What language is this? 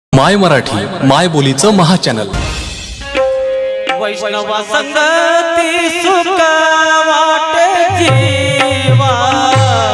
Marathi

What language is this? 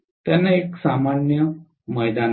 Marathi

